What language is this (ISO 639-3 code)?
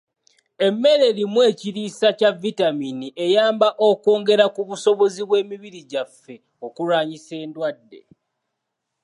lug